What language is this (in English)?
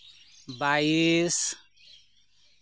Santali